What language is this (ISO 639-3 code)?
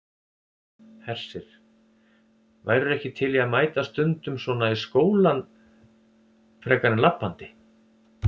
isl